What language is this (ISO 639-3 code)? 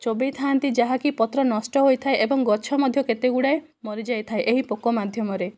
ori